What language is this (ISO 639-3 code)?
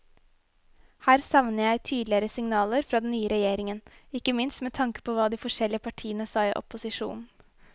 nor